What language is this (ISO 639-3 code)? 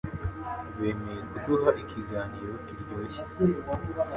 kin